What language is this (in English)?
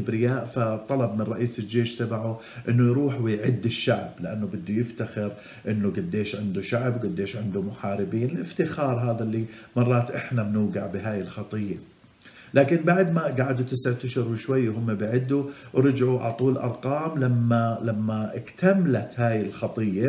Arabic